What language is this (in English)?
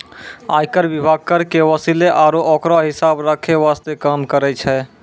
Maithili